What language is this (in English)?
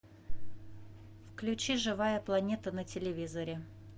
Russian